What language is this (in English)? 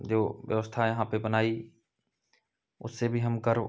Hindi